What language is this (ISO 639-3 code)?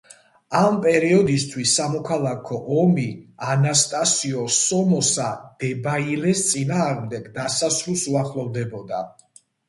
kat